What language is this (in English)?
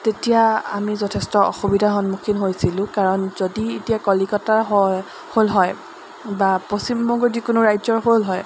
Assamese